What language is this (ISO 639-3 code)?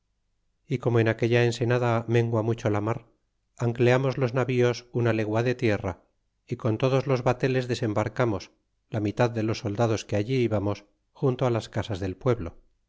spa